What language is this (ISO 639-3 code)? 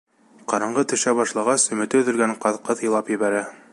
bak